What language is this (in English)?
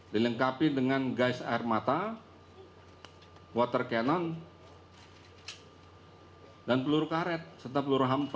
Indonesian